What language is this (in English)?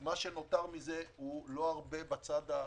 Hebrew